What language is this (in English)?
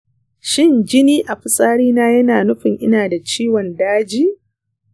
Hausa